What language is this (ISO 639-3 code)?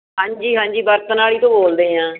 pan